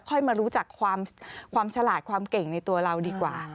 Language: Thai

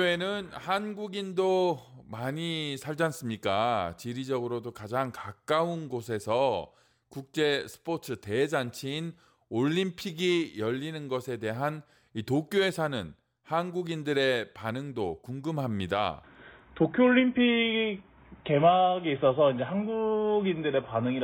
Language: Korean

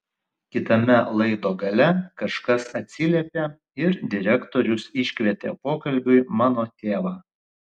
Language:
Lithuanian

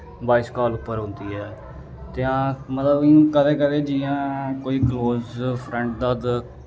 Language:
Dogri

